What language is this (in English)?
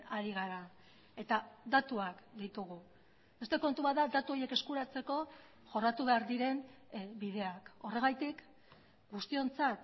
Basque